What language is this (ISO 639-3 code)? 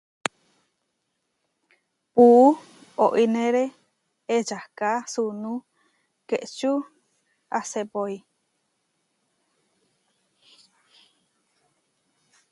var